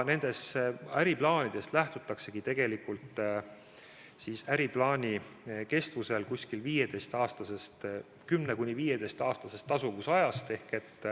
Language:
Estonian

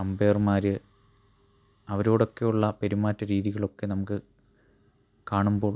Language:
Malayalam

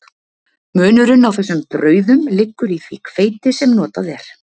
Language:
Icelandic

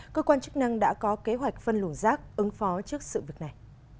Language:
Vietnamese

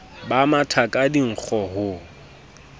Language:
Southern Sotho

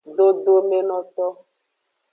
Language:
Aja (Benin)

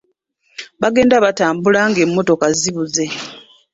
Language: Ganda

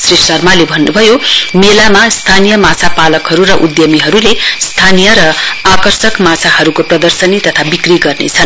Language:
Nepali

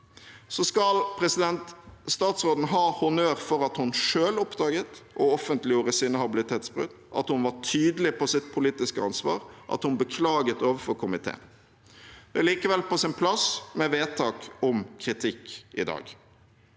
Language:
Norwegian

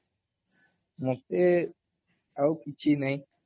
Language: Odia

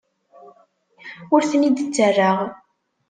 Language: Kabyle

